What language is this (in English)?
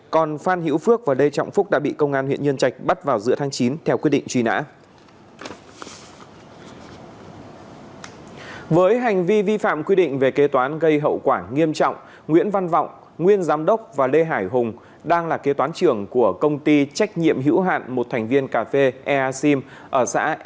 Vietnamese